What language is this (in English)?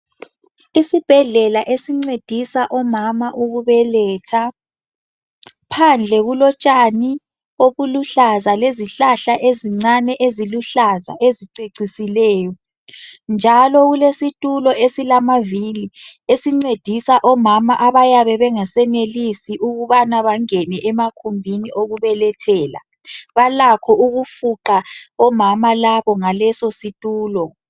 North Ndebele